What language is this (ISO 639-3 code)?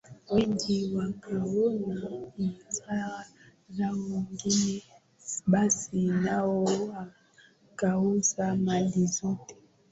swa